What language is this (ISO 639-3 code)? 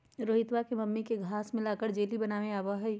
mag